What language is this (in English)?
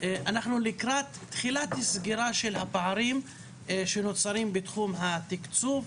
Hebrew